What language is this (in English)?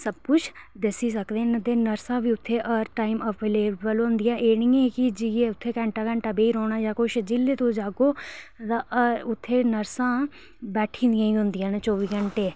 Dogri